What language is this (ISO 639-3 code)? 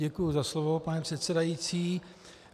ces